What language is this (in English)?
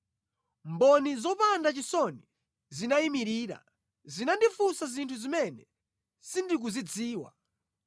Nyanja